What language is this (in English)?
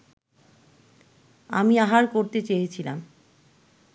Bangla